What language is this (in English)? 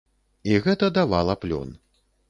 Belarusian